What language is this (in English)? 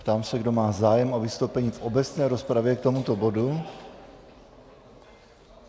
Czech